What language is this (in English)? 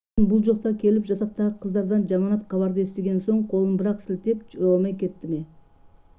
Kazakh